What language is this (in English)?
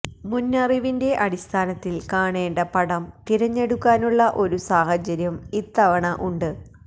Malayalam